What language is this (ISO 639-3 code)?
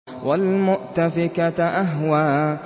ara